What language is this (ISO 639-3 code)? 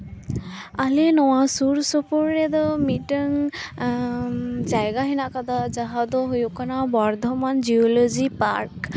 sat